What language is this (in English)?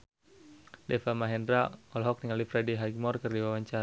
Sundanese